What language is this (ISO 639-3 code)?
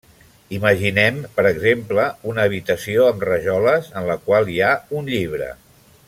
cat